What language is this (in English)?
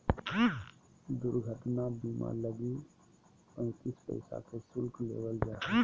Magahi